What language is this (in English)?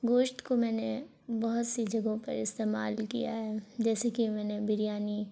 Urdu